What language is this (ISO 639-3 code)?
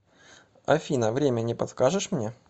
rus